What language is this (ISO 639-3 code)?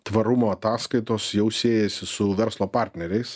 lit